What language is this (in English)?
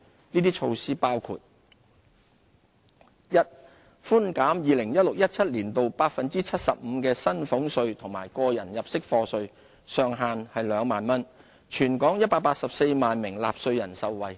Cantonese